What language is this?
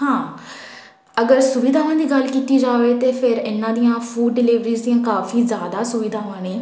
Punjabi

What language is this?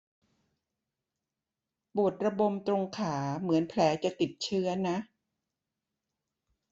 Thai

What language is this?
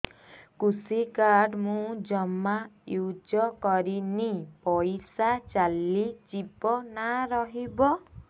Odia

